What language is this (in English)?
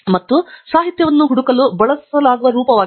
Kannada